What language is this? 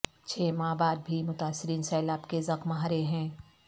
Urdu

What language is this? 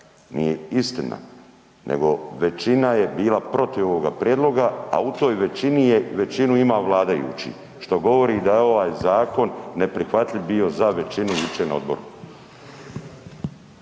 Croatian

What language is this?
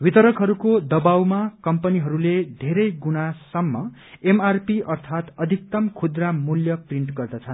Nepali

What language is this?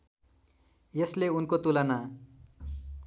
Nepali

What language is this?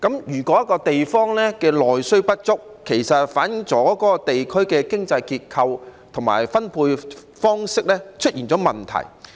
Cantonese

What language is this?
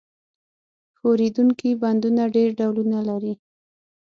Pashto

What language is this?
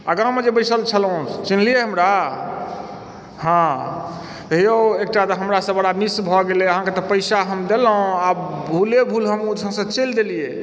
Maithili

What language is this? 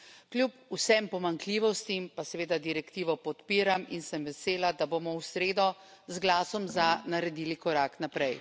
Slovenian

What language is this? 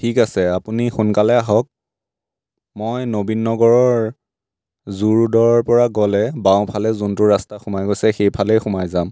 Assamese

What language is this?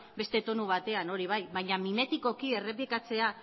Basque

